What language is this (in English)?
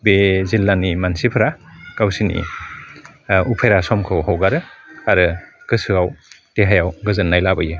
Bodo